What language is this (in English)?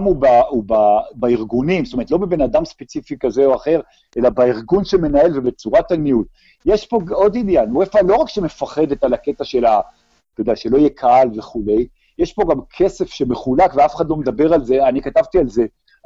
Hebrew